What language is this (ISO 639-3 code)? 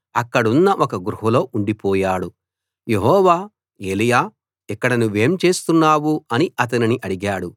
tel